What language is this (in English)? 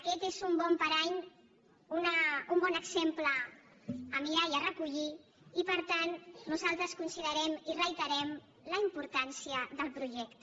Catalan